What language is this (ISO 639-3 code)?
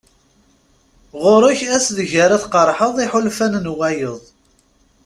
kab